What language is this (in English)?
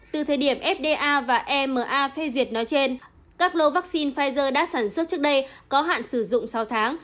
Vietnamese